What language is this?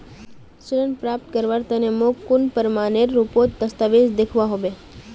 Magahi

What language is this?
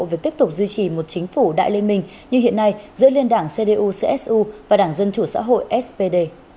Vietnamese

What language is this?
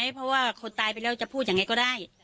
Thai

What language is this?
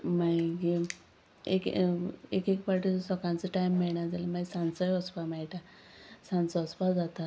Konkani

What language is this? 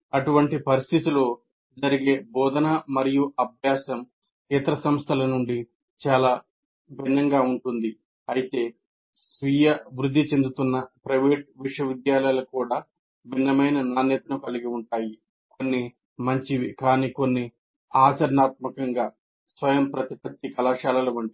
Telugu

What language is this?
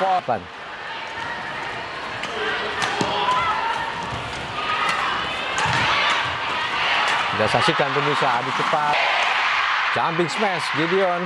Indonesian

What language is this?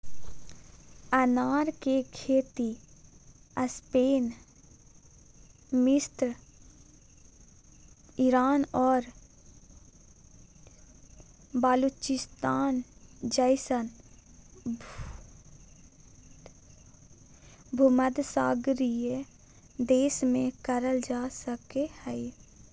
Magahi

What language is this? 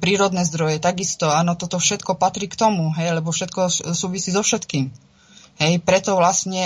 Czech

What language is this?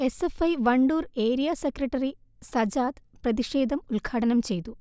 Malayalam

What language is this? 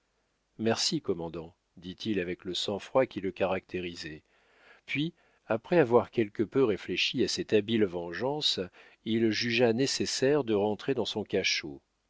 French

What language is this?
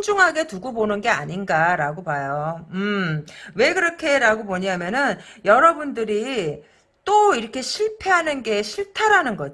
Korean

